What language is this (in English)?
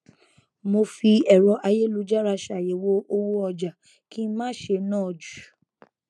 Yoruba